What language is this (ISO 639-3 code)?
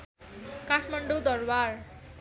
nep